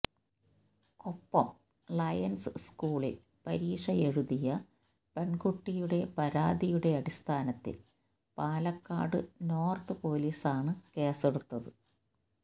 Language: Malayalam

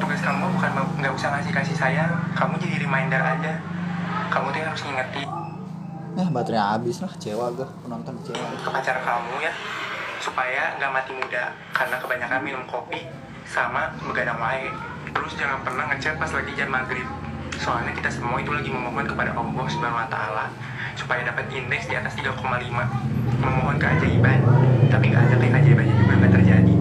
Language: Indonesian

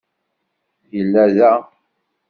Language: Kabyle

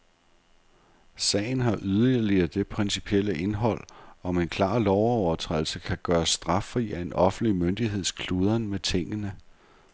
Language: Danish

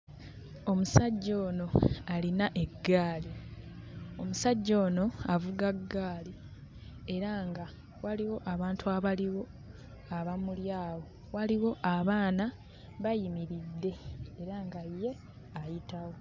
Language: Ganda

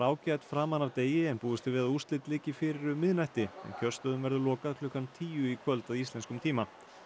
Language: Icelandic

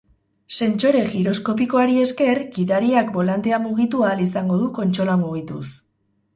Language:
Basque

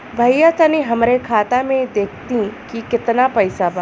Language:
Bhojpuri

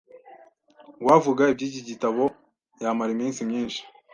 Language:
Kinyarwanda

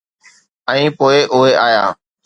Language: Sindhi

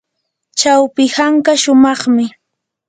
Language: Yanahuanca Pasco Quechua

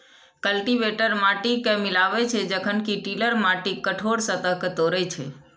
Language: Maithili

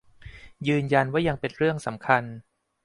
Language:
Thai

